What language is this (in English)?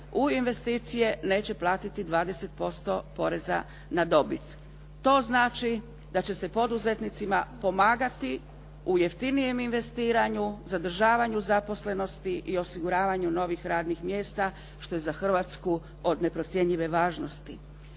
Croatian